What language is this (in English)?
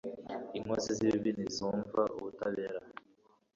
Kinyarwanda